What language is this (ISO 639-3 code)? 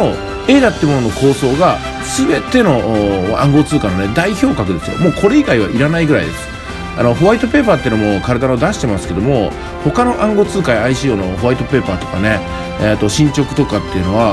jpn